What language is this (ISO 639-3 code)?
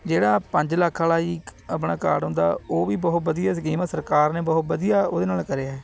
pan